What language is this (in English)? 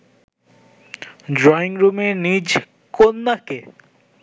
Bangla